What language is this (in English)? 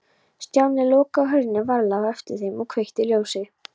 Icelandic